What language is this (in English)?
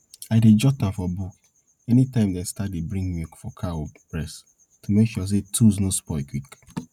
Nigerian Pidgin